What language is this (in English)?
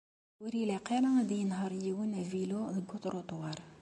Kabyle